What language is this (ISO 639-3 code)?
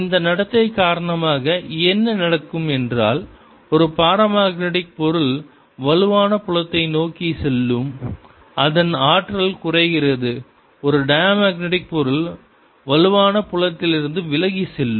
tam